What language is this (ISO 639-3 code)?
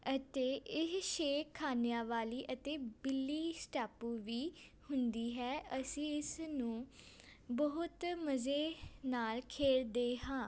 pan